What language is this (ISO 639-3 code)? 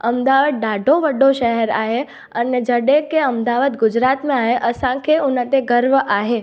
snd